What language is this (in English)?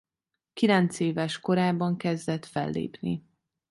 Hungarian